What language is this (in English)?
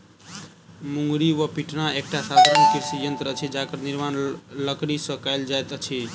Maithili